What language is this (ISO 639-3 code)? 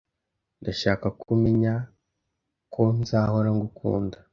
kin